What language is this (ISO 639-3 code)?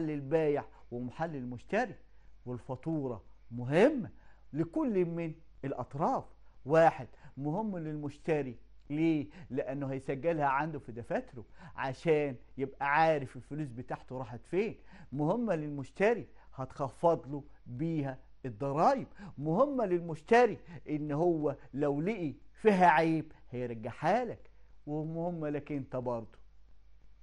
ara